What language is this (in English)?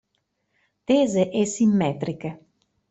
Italian